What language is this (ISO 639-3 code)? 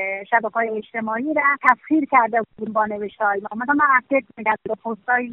fas